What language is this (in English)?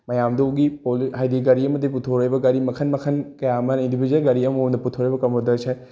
Manipuri